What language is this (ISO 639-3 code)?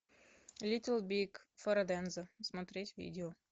rus